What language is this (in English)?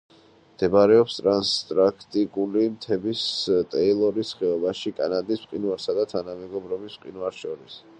Georgian